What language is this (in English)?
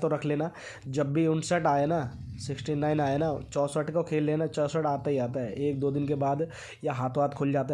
Hindi